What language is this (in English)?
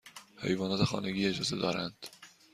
Persian